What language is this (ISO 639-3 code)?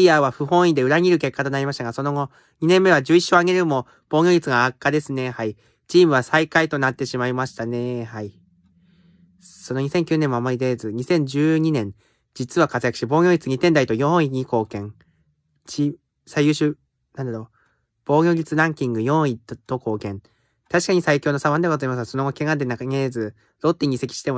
jpn